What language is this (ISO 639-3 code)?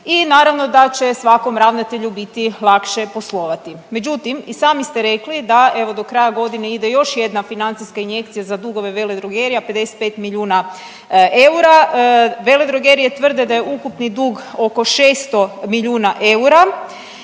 hrv